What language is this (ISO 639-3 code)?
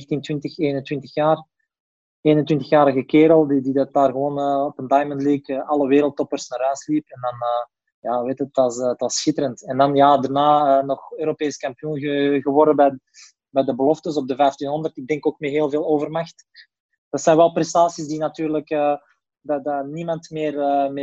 nld